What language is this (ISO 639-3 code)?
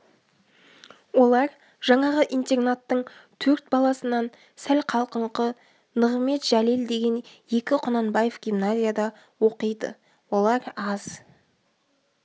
kaz